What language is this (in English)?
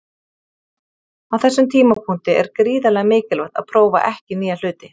Icelandic